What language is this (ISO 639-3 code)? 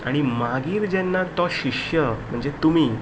kok